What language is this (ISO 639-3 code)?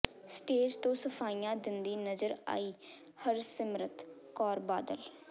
pan